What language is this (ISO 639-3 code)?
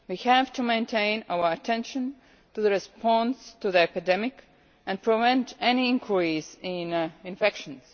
eng